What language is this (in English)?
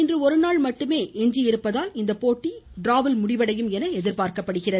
Tamil